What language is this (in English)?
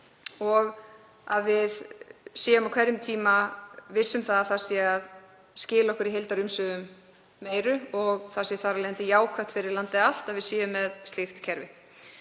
Icelandic